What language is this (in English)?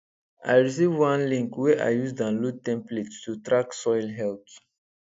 Nigerian Pidgin